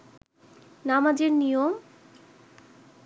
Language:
Bangla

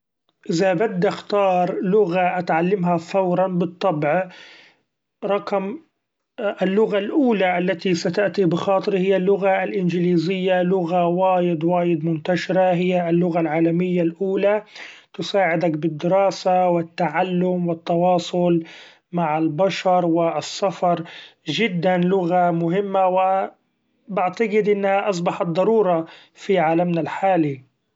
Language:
Gulf Arabic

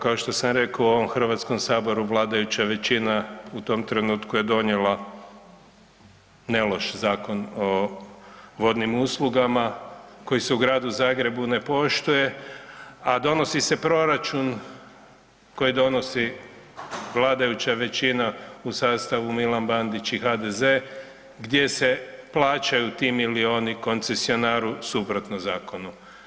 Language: Croatian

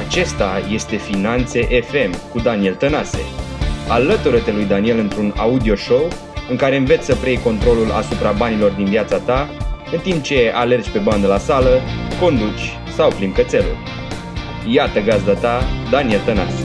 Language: Romanian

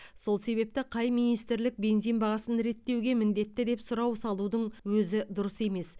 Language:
Kazakh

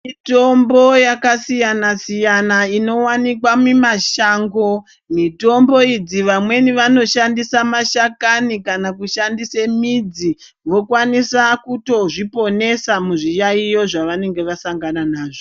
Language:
Ndau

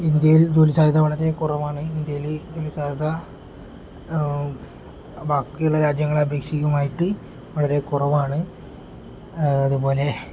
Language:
Malayalam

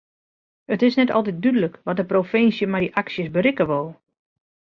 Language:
Western Frisian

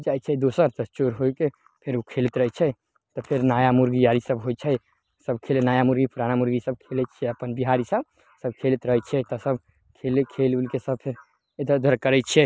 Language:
Maithili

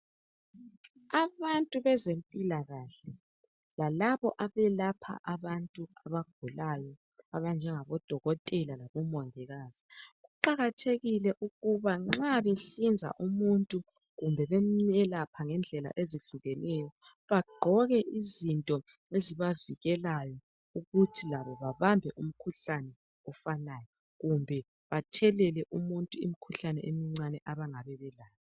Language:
North Ndebele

